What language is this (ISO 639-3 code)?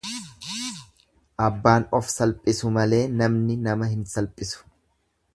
orm